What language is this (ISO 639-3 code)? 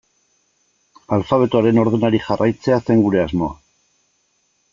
eus